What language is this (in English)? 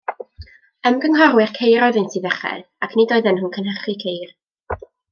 Welsh